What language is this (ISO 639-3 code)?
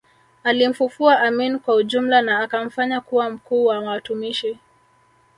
swa